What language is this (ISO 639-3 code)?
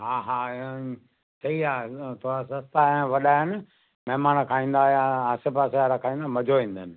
snd